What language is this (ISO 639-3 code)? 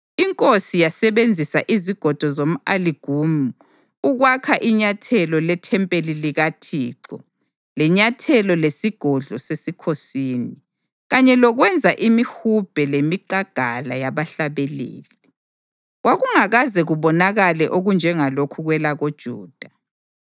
nde